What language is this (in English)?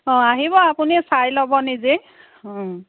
Assamese